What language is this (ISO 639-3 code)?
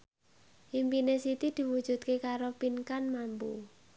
jav